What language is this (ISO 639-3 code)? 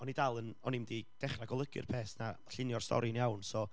cym